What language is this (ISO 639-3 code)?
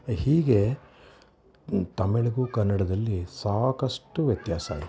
kan